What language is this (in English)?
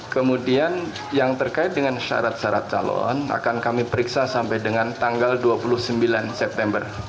Indonesian